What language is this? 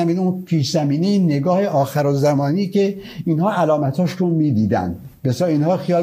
Persian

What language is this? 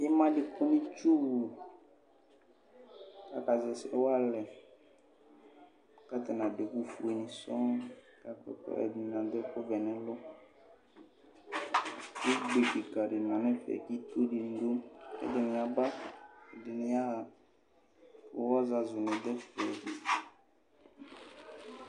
Ikposo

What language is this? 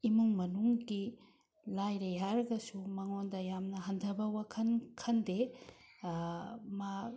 Manipuri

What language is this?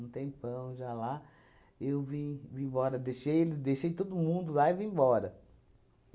Portuguese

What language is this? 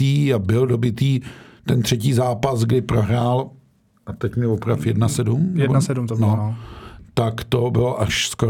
Czech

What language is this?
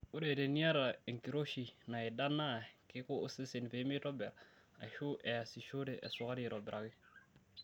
Masai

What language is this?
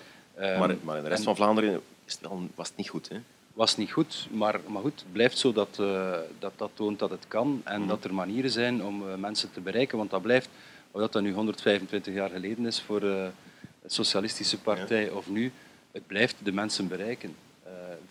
Dutch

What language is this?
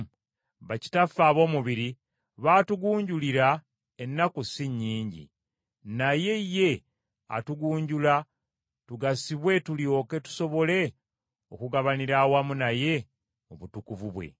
Ganda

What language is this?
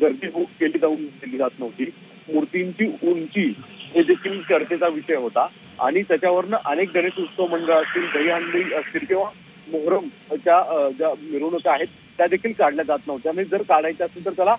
Romanian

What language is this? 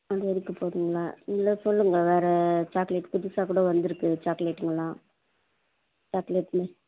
Tamil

